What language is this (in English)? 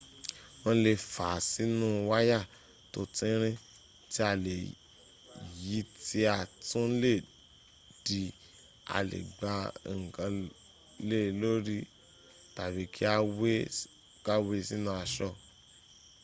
Yoruba